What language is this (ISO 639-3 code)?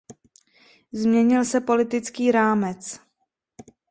ces